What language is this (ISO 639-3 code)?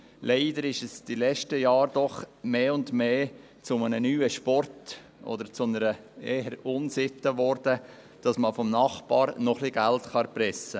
gsw